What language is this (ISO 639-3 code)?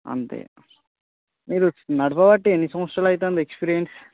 tel